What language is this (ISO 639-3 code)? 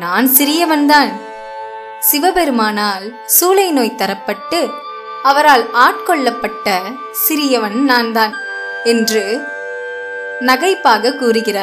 tam